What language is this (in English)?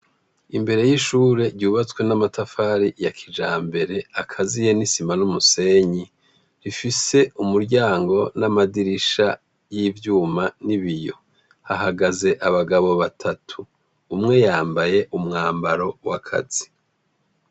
Rundi